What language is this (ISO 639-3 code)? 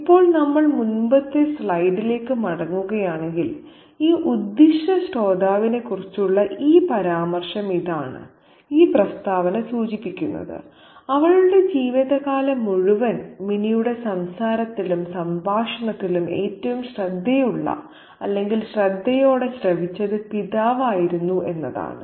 mal